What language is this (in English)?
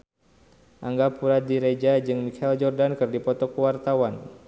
Sundanese